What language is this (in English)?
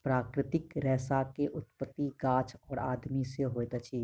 Maithili